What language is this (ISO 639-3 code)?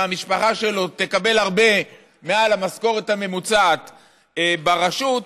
heb